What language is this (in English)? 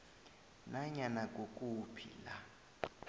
South Ndebele